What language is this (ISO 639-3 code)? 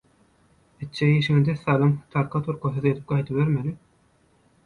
tuk